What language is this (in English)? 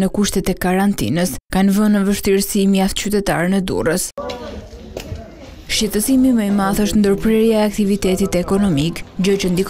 Romanian